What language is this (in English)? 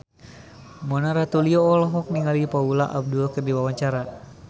Sundanese